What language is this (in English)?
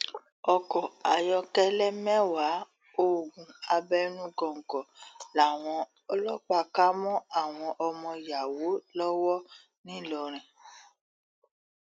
Yoruba